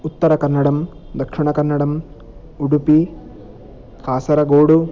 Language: Sanskrit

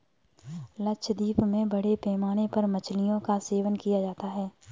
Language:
Hindi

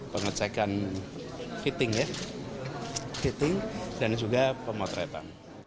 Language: Indonesian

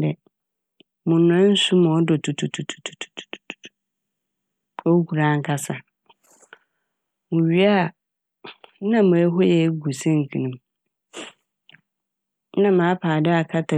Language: Akan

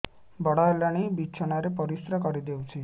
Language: Odia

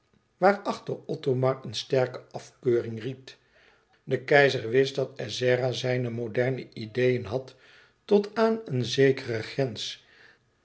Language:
Dutch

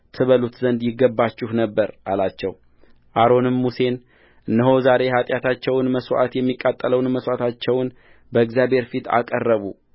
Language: Amharic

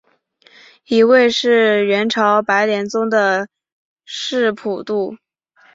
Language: Chinese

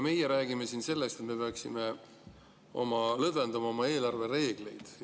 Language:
Estonian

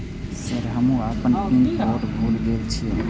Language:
Maithili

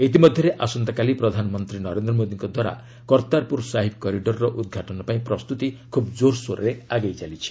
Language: Odia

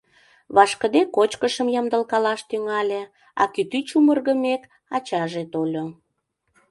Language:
Mari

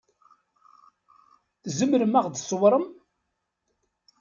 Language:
Kabyle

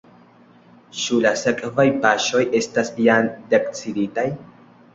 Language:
Esperanto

